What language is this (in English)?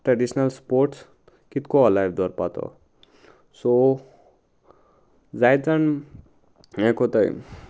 Konkani